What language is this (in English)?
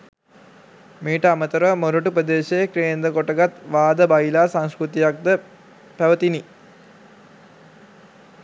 Sinhala